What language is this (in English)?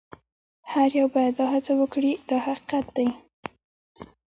Pashto